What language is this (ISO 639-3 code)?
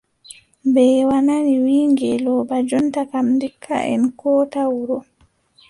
fub